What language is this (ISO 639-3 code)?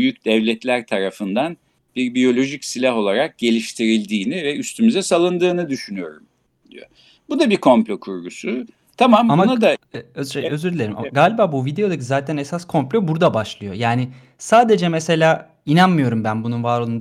tur